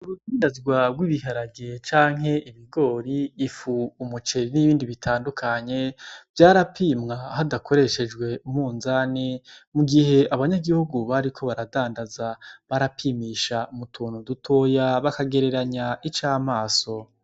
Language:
Rundi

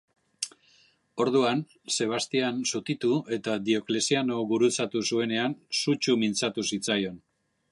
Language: Basque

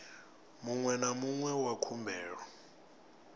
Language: Venda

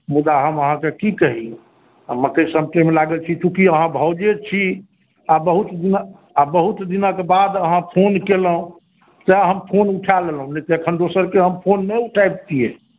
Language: Maithili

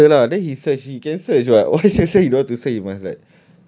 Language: English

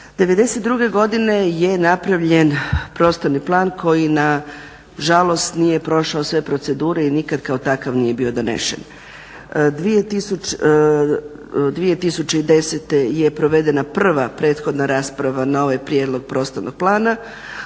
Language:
Croatian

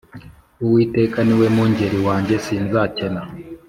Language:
Kinyarwanda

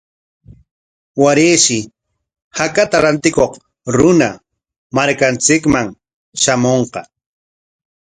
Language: Corongo Ancash Quechua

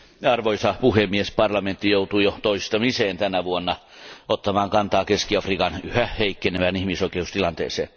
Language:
Finnish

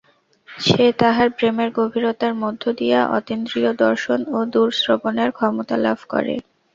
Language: Bangla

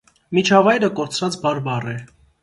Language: Armenian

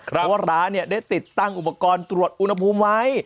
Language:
Thai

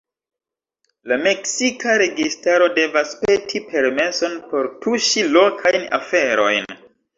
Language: Esperanto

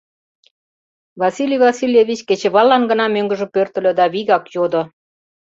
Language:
Mari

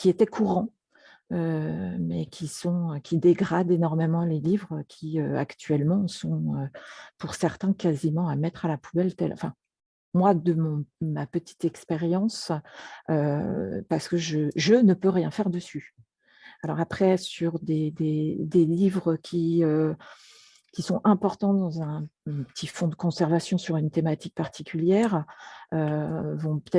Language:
French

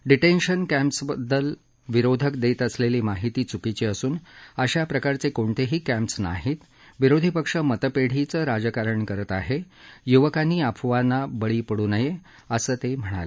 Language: Marathi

